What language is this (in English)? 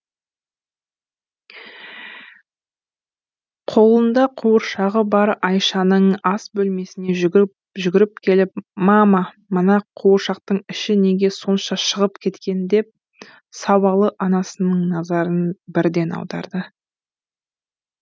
Kazakh